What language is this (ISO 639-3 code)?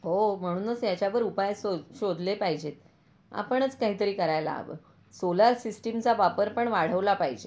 mar